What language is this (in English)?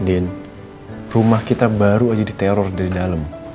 Indonesian